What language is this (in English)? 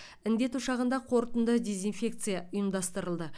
Kazakh